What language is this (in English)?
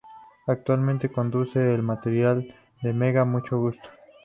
Spanish